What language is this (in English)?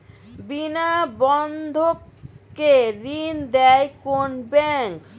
Bangla